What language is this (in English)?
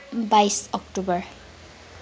Nepali